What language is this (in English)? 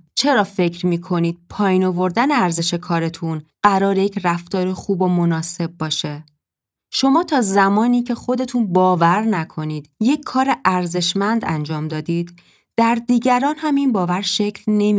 Persian